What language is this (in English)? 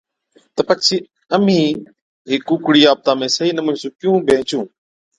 Od